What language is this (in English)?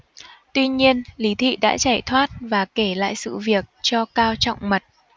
Vietnamese